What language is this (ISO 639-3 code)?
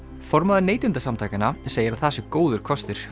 isl